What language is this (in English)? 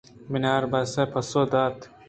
Eastern Balochi